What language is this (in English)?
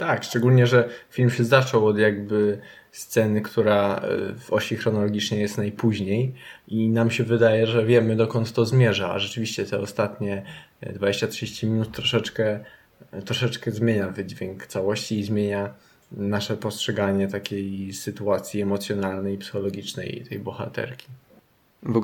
Polish